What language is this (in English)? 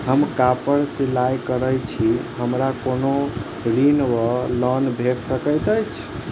Maithili